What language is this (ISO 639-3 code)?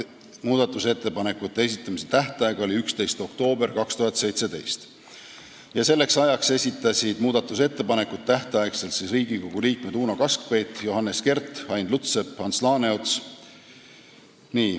est